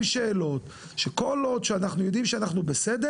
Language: Hebrew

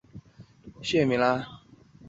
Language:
Chinese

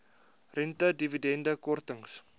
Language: Afrikaans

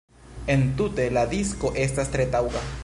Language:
Esperanto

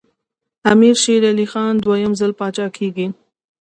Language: Pashto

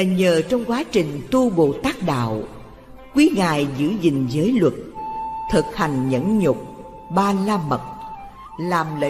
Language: Vietnamese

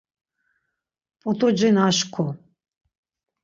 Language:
Laz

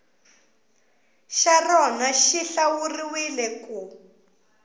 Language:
Tsonga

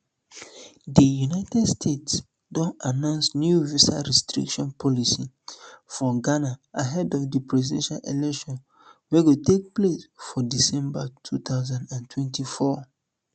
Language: Nigerian Pidgin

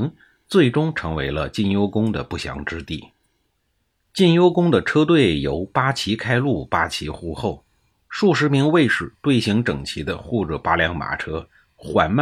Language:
Chinese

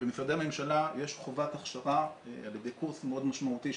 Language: Hebrew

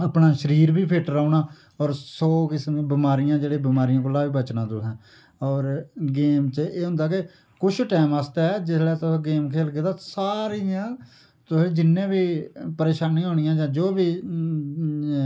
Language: Dogri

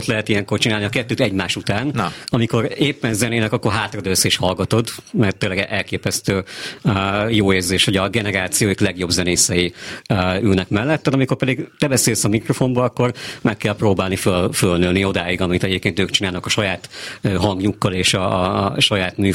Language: Hungarian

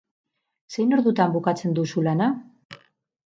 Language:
Basque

